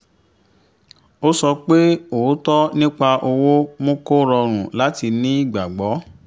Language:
Yoruba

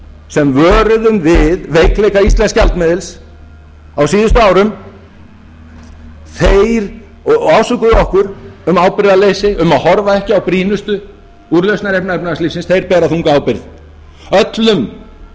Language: Icelandic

